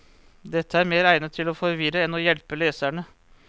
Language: Norwegian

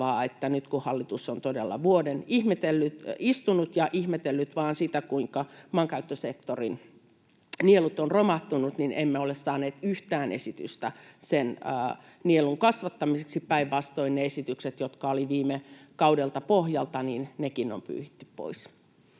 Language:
Finnish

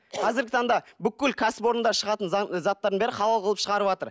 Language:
Kazakh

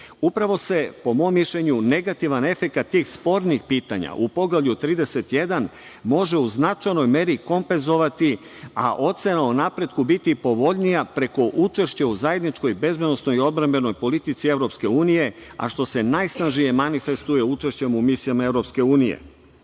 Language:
Serbian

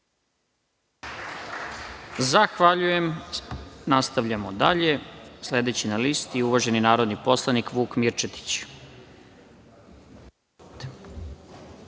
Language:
Serbian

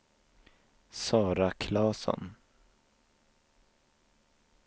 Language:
Swedish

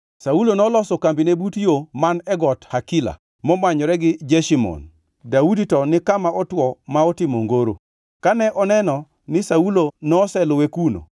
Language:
Luo (Kenya and Tanzania)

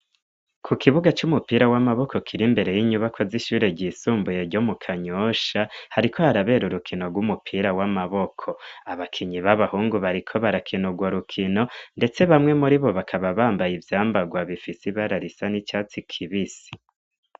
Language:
Rundi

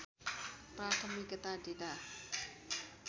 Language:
Nepali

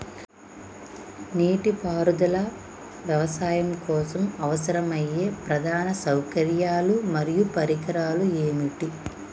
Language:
Telugu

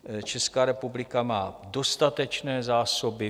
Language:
Czech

